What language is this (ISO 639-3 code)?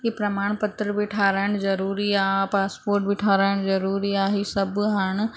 snd